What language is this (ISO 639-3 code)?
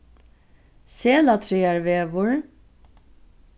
fao